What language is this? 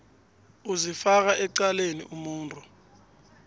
South Ndebele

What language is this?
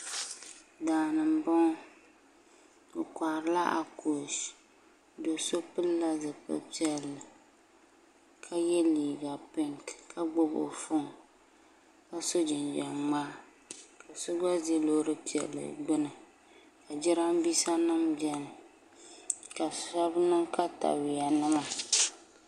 Dagbani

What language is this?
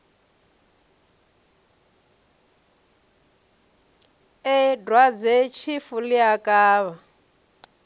Venda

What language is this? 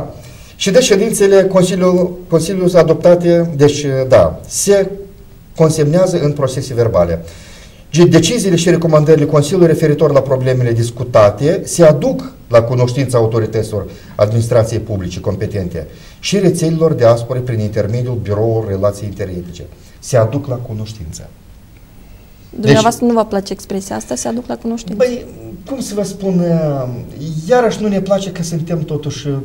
Romanian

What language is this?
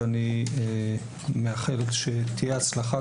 Hebrew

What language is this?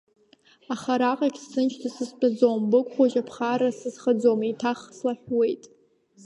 Abkhazian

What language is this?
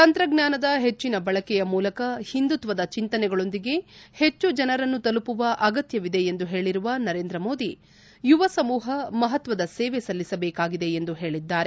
Kannada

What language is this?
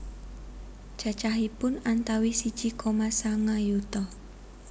Javanese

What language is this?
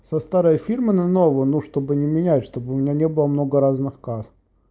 Russian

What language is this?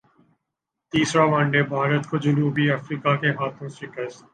Urdu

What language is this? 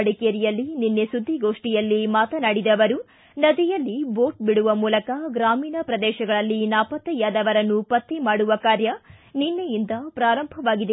Kannada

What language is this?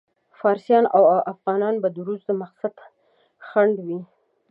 Pashto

